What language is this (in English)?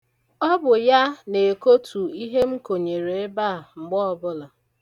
Igbo